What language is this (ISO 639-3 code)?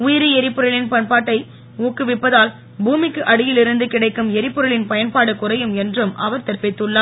tam